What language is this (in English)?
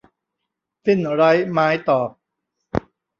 Thai